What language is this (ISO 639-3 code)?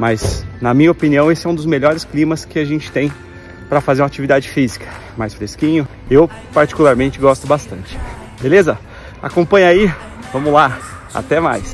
por